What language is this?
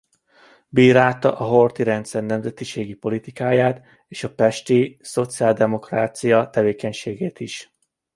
Hungarian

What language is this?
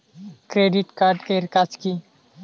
Bangla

